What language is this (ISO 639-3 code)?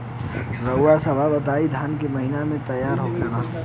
bho